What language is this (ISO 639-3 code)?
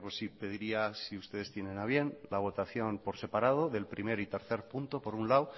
spa